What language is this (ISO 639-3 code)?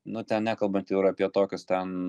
lit